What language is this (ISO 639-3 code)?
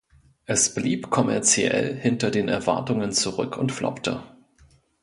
deu